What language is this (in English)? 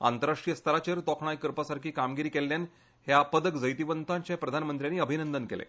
Konkani